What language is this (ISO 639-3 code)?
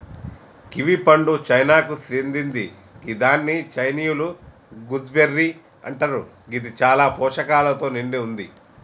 tel